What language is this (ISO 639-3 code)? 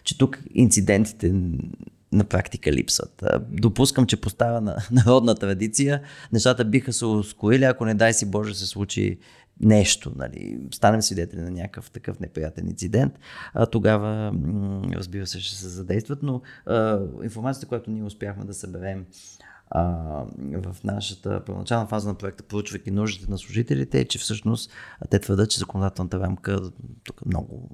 bul